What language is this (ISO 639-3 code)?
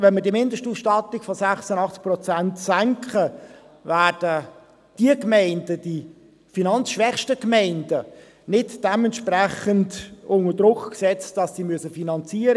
gsw